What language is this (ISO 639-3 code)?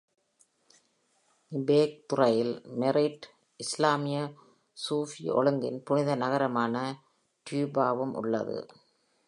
tam